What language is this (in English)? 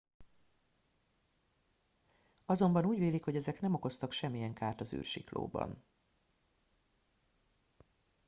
Hungarian